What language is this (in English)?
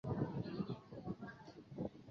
Chinese